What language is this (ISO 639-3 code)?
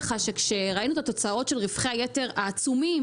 heb